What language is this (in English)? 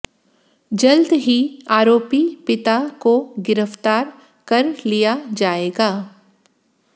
Hindi